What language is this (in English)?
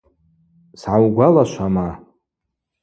Abaza